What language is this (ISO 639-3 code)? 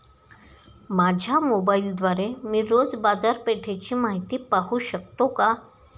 mar